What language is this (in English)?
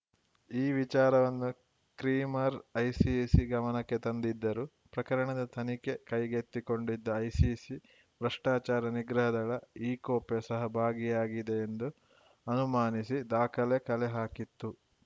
Kannada